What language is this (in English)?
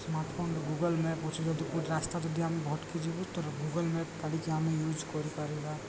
Odia